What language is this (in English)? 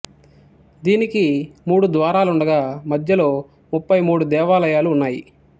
Telugu